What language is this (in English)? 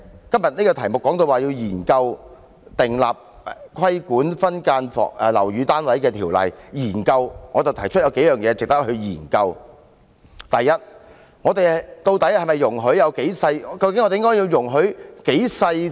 Cantonese